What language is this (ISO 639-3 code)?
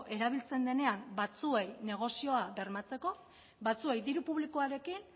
eus